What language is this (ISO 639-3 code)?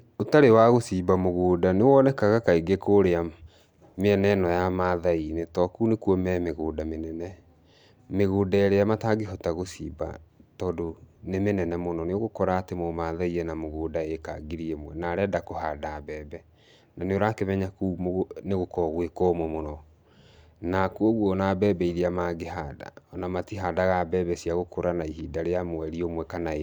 kik